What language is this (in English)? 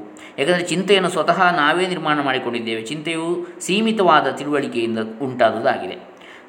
Kannada